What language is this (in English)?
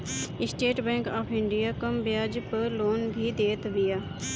Bhojpuri